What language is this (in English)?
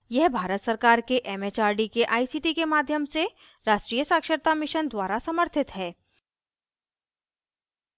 Hindi